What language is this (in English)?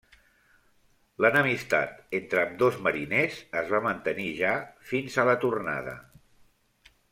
Catalan